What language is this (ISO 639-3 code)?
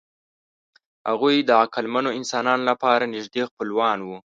pus